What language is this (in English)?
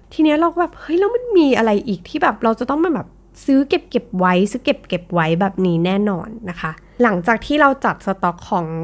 Thai